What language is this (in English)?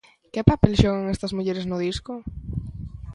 Galician